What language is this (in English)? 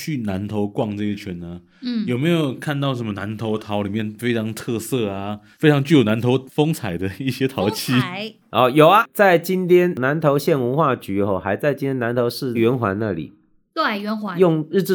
Chinese